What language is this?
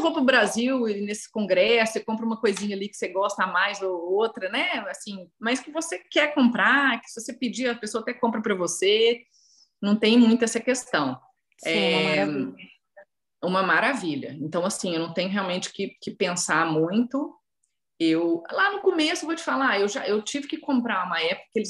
Portuguese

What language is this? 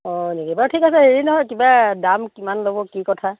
Assamese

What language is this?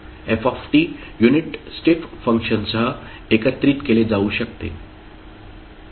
Marathi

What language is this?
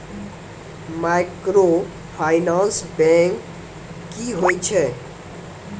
Maithili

